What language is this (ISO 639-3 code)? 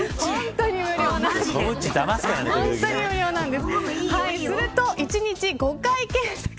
jpn